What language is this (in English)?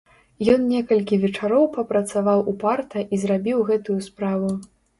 Belarusian